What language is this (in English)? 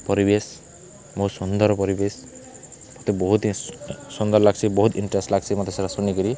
Odia